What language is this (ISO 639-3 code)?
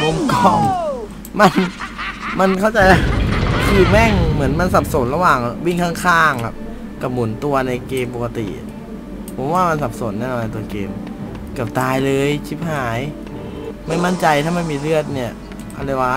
tha